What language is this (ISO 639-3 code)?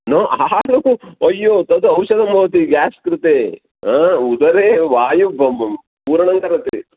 san